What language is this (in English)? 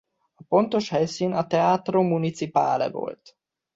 Hungarian